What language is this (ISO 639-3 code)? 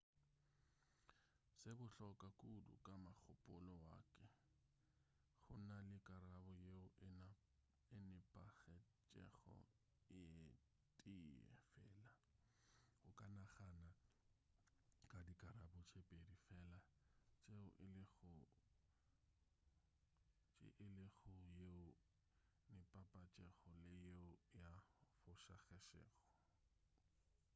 nso